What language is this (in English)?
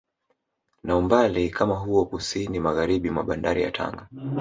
Swahili